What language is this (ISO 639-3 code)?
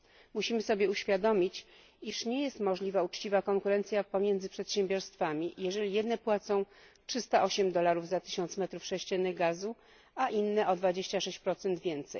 pol